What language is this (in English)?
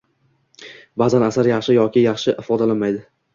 Uzbek